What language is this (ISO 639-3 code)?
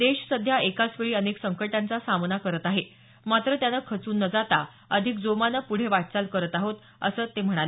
mar